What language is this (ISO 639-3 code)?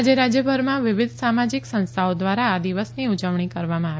guj